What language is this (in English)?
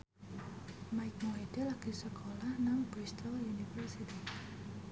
Javanese